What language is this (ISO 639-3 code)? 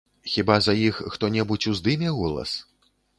bel